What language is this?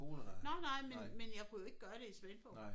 Danish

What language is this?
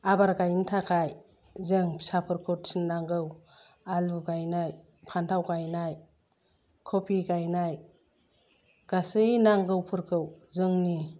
Bodo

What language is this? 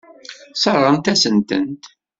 Kabyle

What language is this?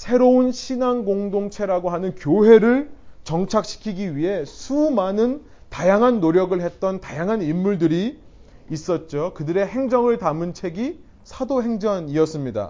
Korean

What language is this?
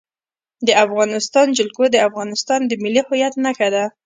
Pashto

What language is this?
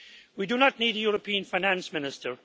English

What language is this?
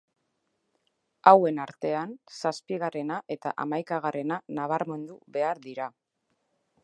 Basque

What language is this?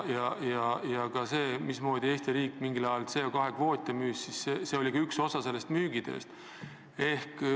Estonian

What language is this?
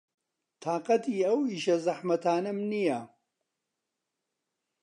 Central Kurdish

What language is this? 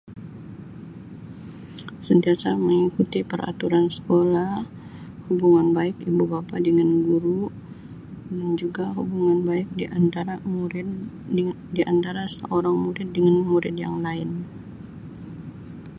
Sabah Malay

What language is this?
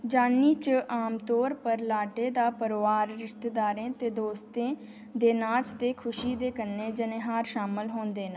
Dogri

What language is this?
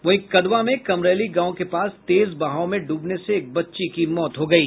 Hindi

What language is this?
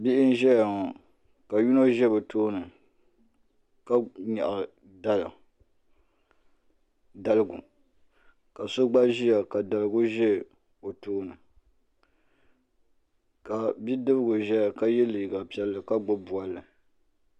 Dagbani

